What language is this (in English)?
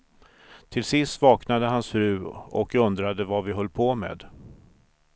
Swedish